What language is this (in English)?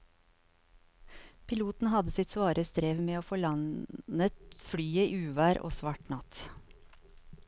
Norwegian